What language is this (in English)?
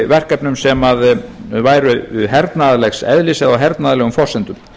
Icelandic